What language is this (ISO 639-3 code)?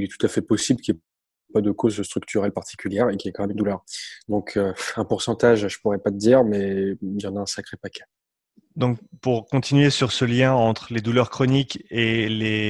fra